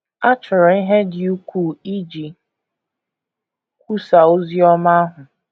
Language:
Igbo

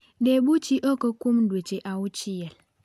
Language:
Luo (Kenya and Tanzania)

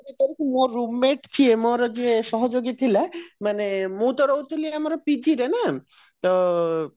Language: Odia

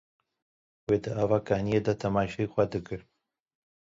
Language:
Kurdish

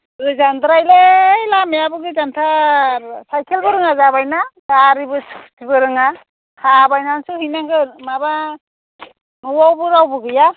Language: Bodo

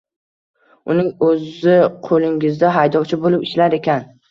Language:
Uzbek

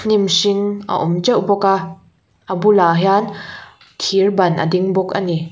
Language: Mizo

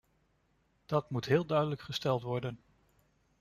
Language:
Dutch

